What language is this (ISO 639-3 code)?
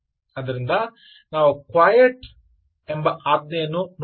kan